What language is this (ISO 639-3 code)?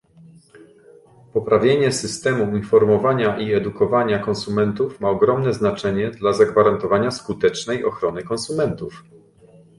pol